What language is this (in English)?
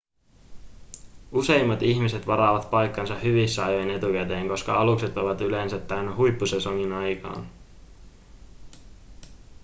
Finnish